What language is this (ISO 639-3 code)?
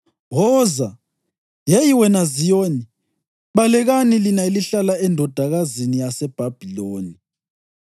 nde